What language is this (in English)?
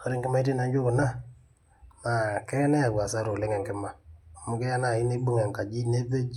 Masai